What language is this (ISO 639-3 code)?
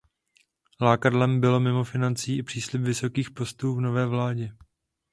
ces